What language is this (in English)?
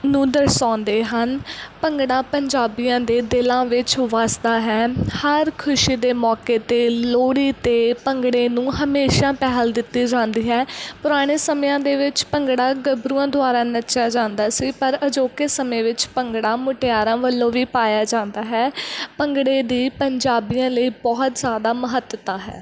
Punjabi